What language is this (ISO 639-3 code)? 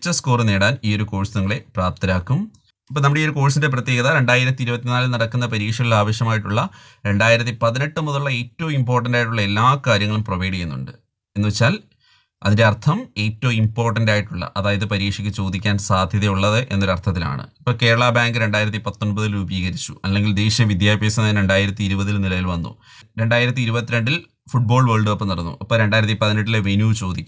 mal